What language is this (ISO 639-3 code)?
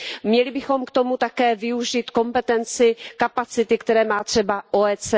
ces